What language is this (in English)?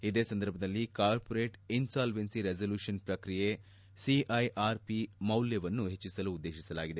Kannada